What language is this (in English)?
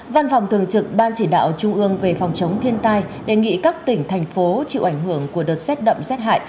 Vietnamese